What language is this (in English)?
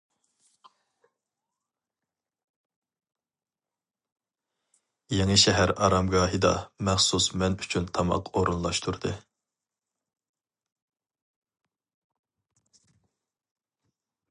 Uyghur